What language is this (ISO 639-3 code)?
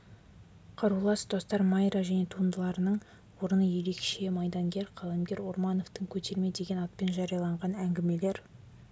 kaz